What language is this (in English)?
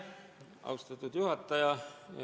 Estonian